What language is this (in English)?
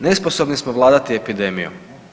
Croatian